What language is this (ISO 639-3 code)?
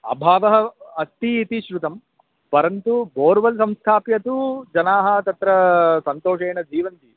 san